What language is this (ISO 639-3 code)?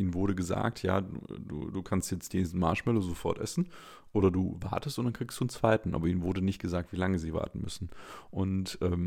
deu